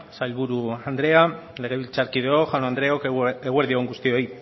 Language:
Basque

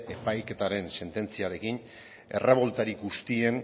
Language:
Basque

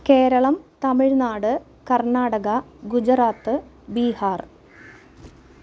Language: Malayalam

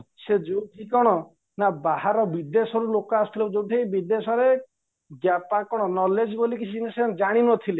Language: Odia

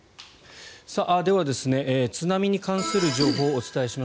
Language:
Japanese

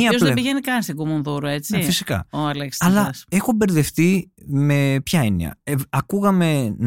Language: Greek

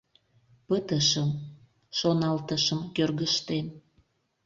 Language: Mari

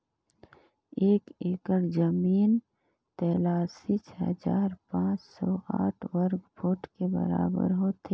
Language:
Chhattisgarhi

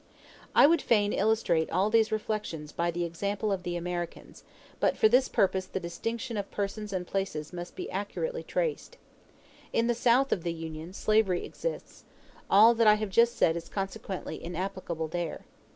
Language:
English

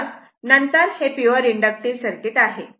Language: Marathi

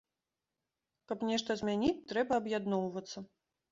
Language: Belarusian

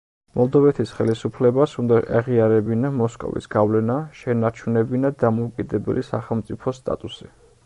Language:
Georgian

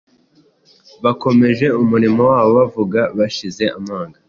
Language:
Kinyarwanda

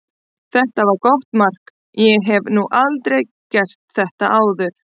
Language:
Icelandic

